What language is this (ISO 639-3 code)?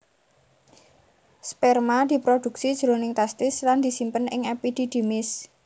jav